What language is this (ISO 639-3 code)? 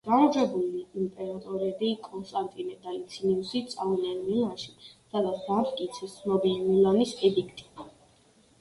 kat